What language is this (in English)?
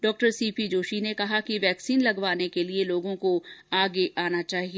Hindi